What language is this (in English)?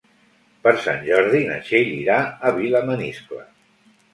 Catalan